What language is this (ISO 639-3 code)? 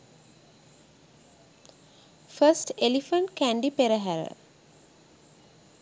sin